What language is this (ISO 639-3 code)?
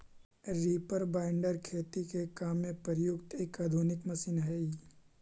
mag